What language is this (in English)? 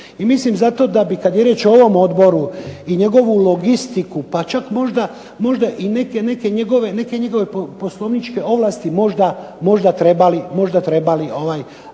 Croatian